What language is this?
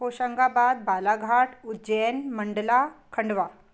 Hindi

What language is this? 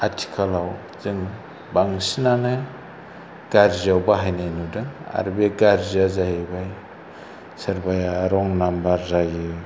Bodo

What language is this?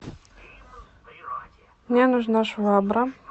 Russian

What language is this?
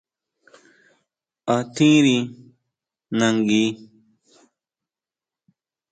Huautla Mazatec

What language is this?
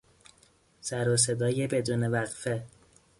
Persian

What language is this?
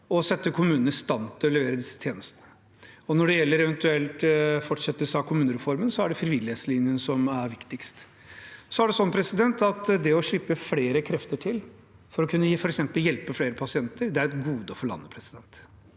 Norwegian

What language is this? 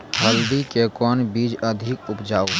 Maithili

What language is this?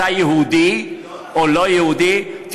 Hebrew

